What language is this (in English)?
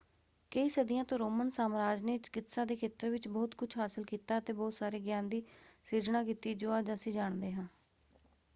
Punjabi